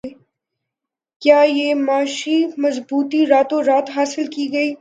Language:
Urdu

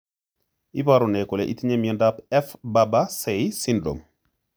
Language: Kalenjin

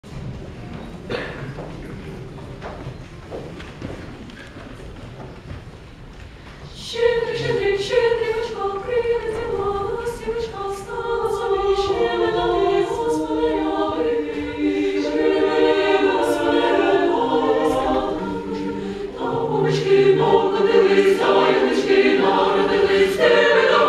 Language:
Romanian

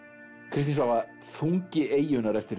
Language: Icelandic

